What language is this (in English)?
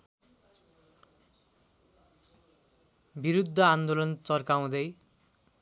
Nepali